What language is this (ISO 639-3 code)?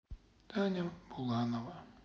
rus